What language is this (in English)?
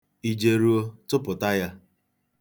Igbo